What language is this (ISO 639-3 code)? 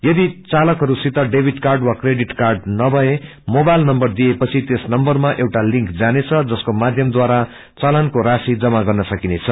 nep